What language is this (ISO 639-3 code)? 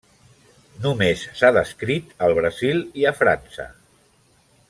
cat